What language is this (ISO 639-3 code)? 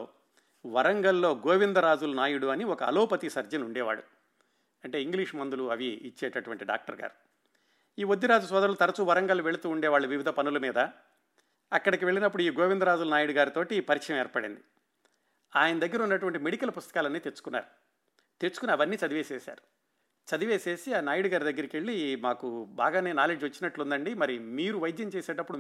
tel